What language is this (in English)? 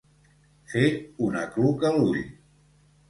Catalan